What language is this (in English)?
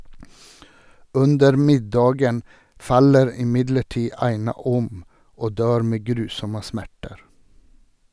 Norwegian